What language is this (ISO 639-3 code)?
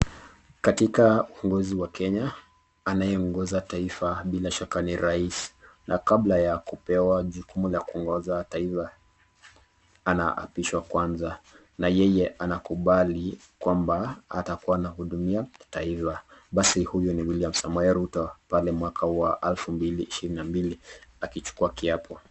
swa